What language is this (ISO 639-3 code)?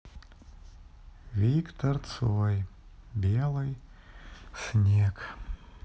rus